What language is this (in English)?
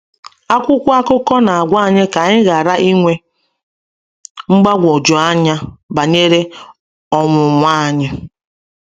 Igbo